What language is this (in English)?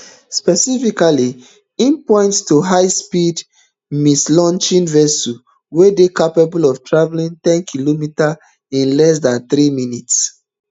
Nigerian Pidgin